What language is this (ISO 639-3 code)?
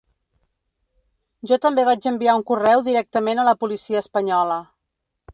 cat